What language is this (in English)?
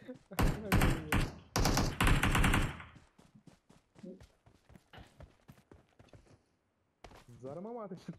Turkish